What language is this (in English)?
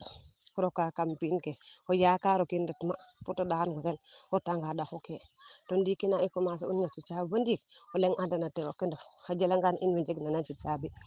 Serer